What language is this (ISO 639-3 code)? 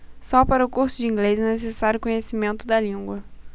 por